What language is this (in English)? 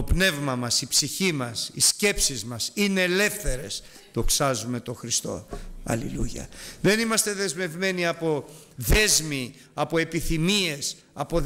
Greek